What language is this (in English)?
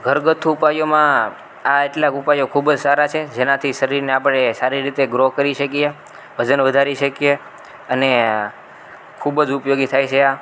Gujarati